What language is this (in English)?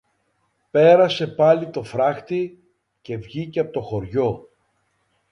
Greek